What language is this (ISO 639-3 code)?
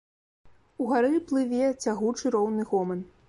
bel